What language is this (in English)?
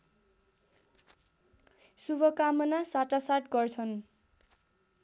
Nepali